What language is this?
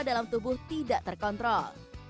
Indonesian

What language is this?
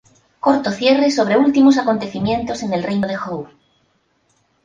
Spanish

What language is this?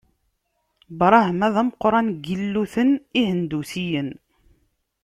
Kabyle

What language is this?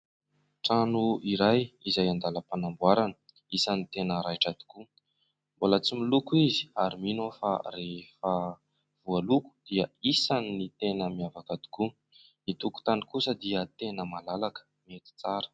Malagasy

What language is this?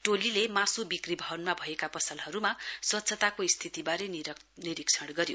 Nepali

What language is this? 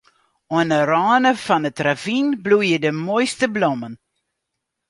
Western Frisian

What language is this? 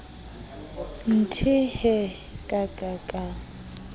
Southern Sotho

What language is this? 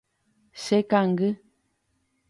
Guarani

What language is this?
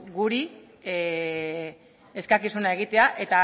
Basque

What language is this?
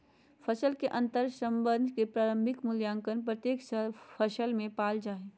Magahi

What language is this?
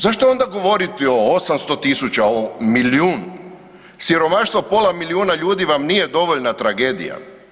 Croatian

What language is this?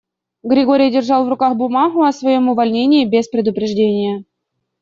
Russian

